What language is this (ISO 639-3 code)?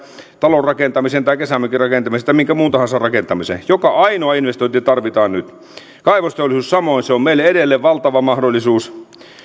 fin